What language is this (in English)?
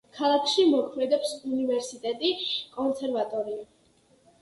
Georgian